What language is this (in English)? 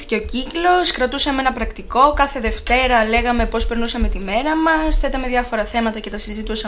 Greek